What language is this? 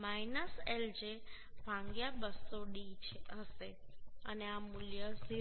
Gujarati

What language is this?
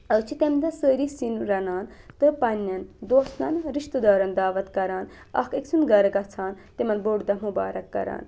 Kashmiri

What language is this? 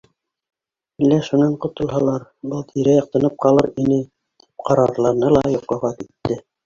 Bashkir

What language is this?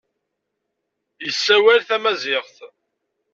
Kabyle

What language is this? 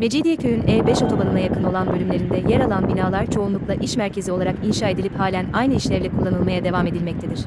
Turkish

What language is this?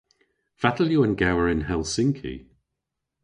Cornish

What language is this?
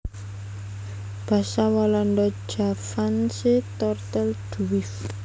Javanese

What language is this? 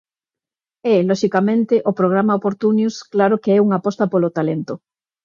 Galician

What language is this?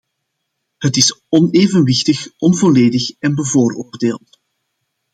Dutch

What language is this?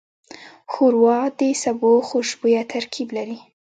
Pashto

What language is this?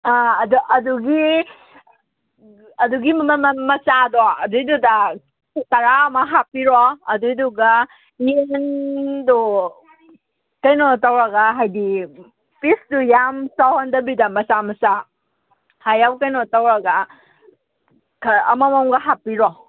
Manipuri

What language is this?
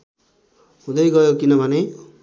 Nepali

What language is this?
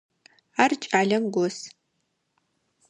Adyghe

